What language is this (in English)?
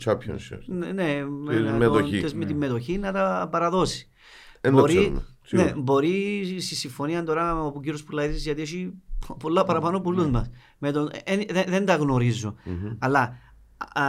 Greek